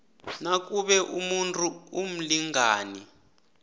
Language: South Ndebele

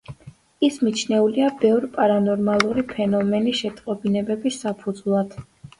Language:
Georgian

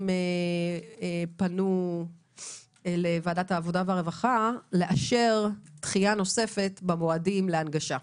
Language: Hebrew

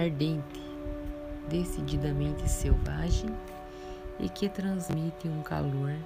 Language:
Portuguese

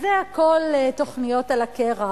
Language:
Hebrew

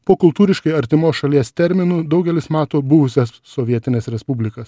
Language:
Lithuanian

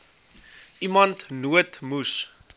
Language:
Afrikaans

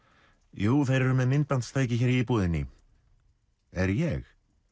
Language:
Icelandic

